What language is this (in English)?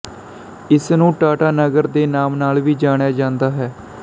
Punjabi